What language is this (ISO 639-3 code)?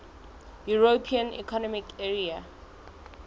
sot